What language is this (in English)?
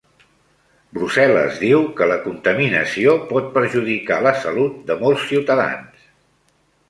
Catalan